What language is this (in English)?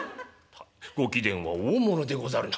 Japanese